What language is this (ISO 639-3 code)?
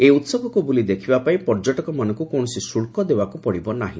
ori